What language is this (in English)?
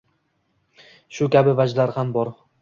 Uzbek